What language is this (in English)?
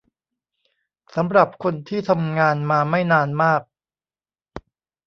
Thai